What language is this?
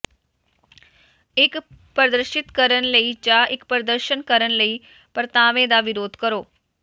Punjabi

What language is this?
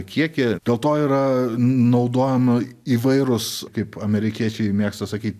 Lithuanian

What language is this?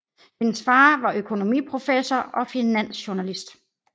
Danish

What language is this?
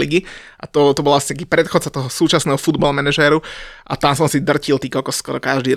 Slovak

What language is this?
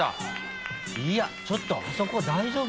Japanese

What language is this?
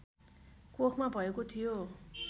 Nepali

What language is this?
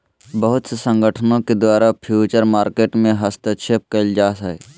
Magahi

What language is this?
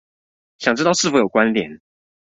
Chinese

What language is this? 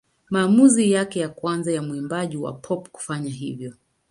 Swahili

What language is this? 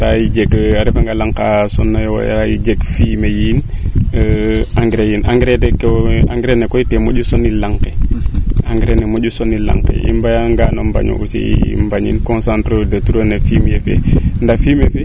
Serer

